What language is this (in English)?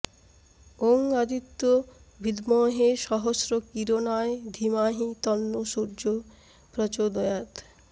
Bangla